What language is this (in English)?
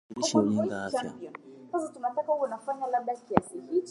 Swahili